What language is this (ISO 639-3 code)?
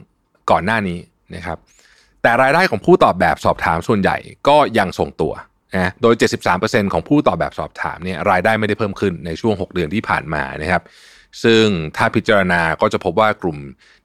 tha